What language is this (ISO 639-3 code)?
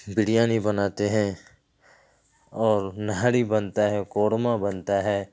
urd